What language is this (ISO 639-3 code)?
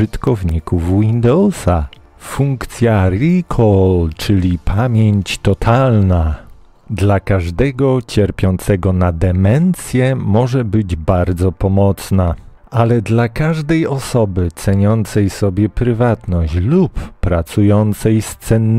pol